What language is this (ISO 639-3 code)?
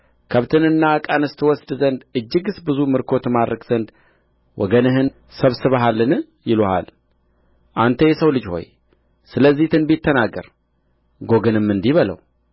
amh